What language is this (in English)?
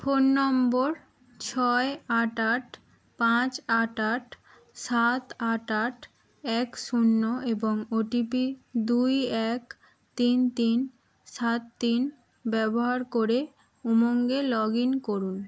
Bangla